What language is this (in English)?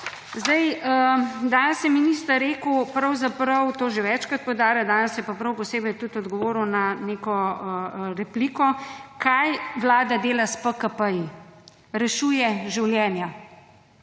Slovenian